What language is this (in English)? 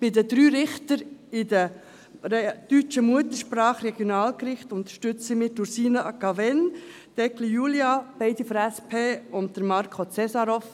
Swiss German